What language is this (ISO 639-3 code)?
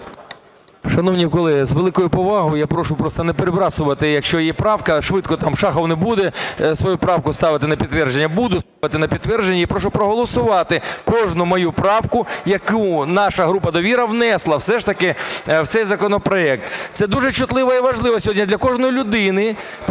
ukr